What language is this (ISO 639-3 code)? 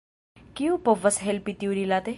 epo